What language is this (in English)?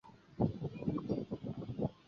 Chinese